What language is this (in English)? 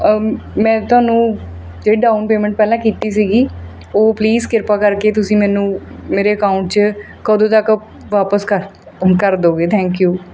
Punjabi